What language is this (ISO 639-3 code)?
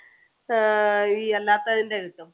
mal